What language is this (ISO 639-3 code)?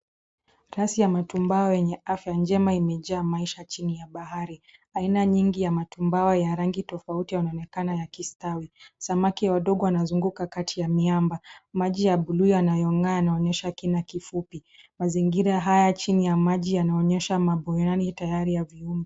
swa